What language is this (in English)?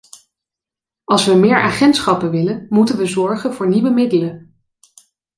Dutch